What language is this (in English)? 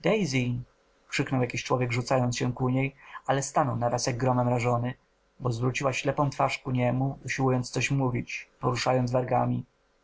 Polish